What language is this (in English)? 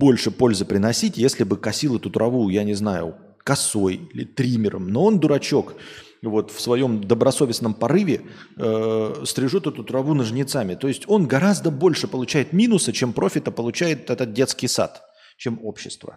Russian